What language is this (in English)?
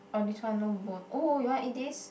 English